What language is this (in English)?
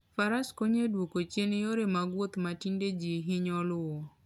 Luo (Kenya and Tanzania)